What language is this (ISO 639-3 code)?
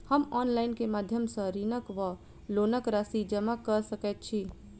mai